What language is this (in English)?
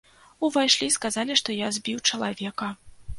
Belarusian